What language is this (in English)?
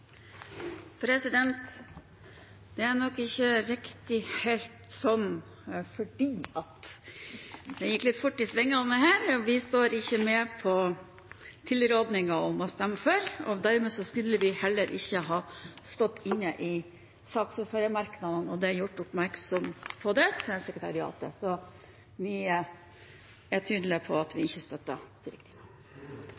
Norwegian Bokmål